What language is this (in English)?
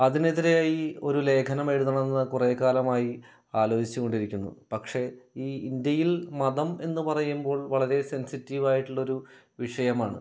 Malayalam